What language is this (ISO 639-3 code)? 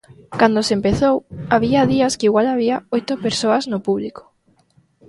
glg